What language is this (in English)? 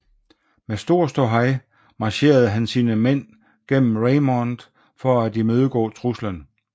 Danish